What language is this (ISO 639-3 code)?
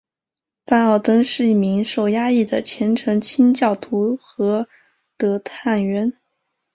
zho